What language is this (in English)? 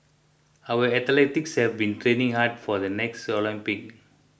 English